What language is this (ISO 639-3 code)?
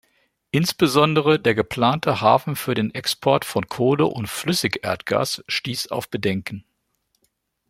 deu